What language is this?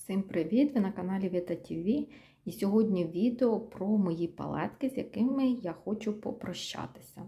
Ukrainian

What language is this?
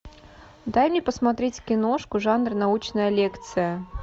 Russian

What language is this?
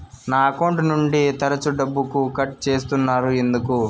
Telugu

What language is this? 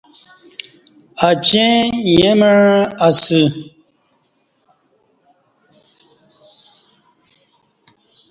Kati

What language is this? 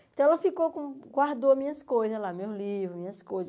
Portuguese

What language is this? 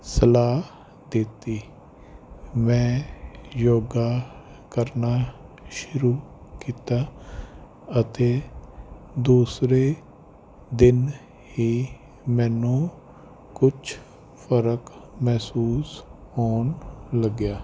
Punjabi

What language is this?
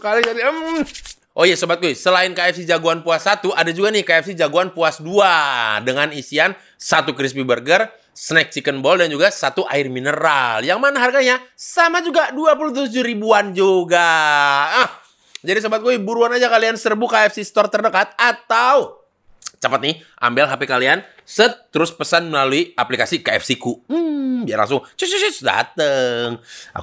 Indonesian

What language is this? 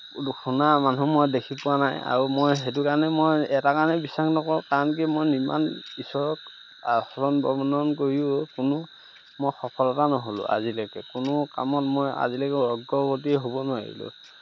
Assamese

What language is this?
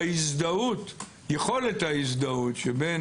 Hebrew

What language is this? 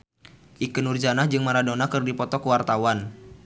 Sundanese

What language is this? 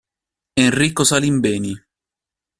Italian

